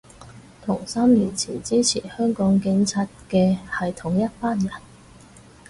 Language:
Cantonese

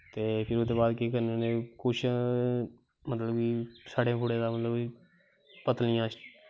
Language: Dogri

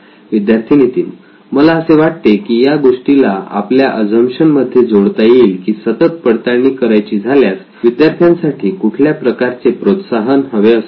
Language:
Marathi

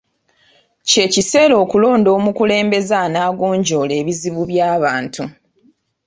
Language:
Ganda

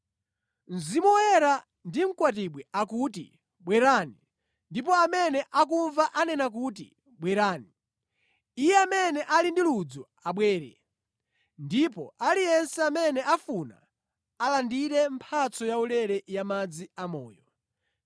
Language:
Nyanja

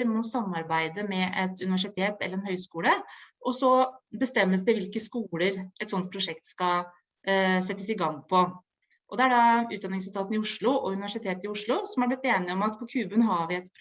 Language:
Norwegian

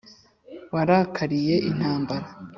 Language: Kinyarwanda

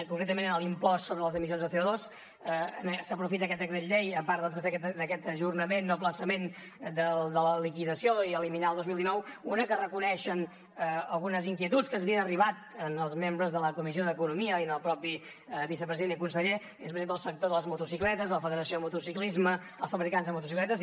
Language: Catalan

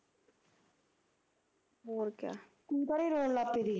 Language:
Punjabi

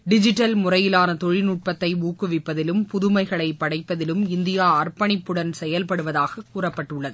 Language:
Tamil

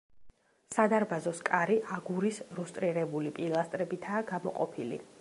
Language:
Georgian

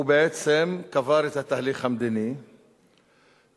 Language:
Hebrew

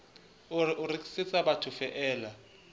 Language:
Southern Sotho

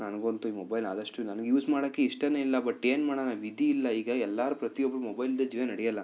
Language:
Kannada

